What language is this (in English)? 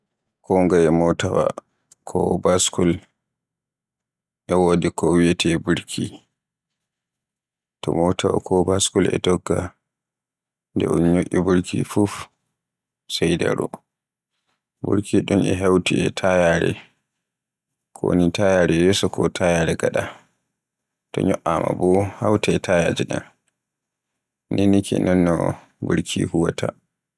Borgu Fulfulde